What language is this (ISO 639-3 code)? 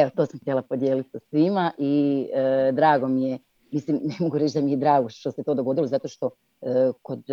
hrv